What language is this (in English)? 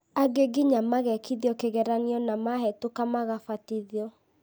Kikuyu